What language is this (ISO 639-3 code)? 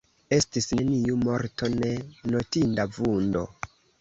epo